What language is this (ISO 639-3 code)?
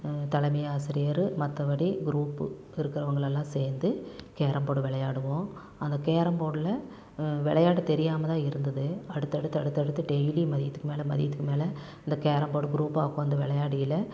tam